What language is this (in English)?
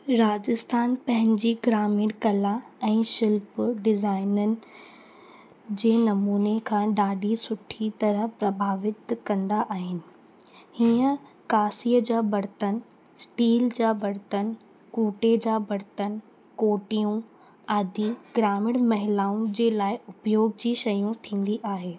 Sindhi